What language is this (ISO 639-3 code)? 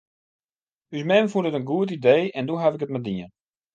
fry